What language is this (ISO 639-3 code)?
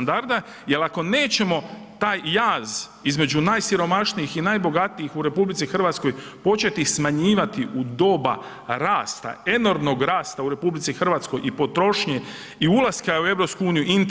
hrv